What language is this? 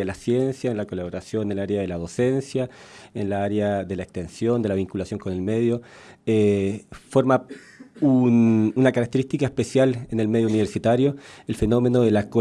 Spanish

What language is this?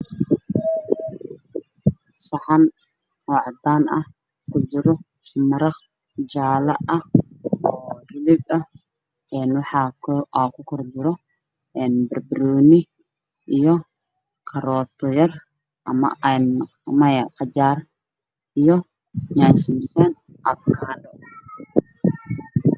Somali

